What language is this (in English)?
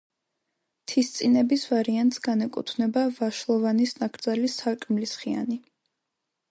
Georgian